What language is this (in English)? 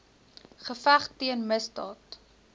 Afrikaans